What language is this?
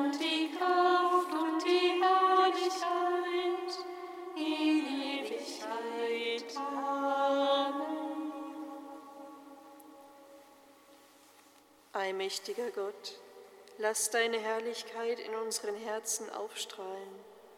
German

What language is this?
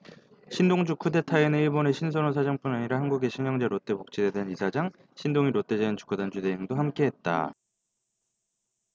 Korean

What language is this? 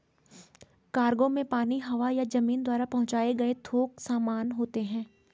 Hindi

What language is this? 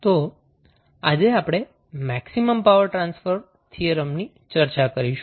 Gujarati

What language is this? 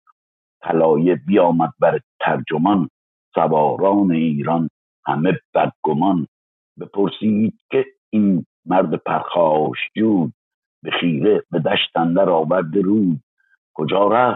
Persian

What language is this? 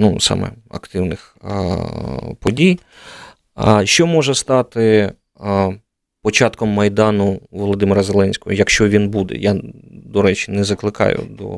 Ukrainian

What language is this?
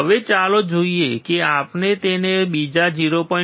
Gujarati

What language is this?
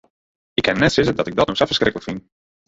Western Frisian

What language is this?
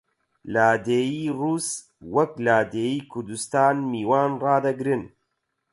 Central Kurdish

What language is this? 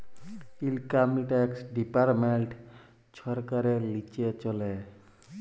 Bangla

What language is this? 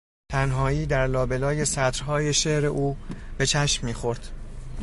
Persian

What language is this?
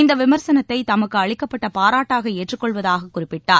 Tamil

